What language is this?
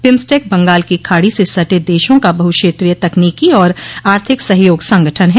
Hindi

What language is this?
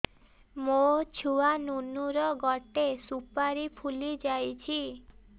Odia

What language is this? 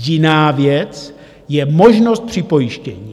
Czech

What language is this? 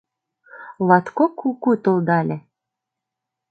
Mari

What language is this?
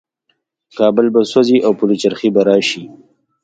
Pashto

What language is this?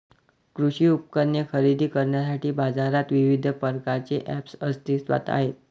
Marathi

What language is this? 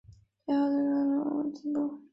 Chinese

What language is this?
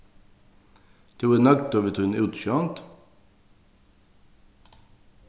Faroese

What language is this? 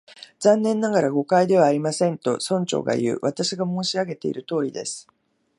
Japanese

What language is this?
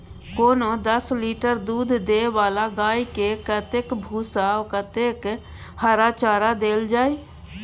Maithili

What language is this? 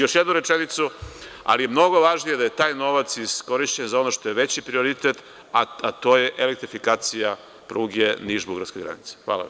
Serbian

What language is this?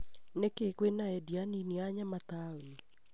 Kikuyu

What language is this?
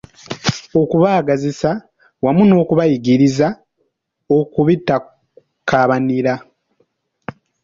Ganda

